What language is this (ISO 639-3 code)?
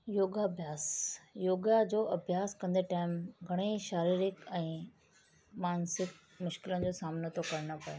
snd